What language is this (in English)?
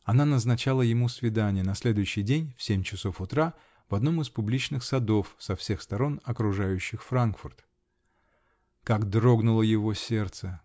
Russian